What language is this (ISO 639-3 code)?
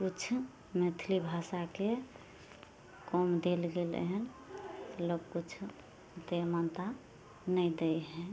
mai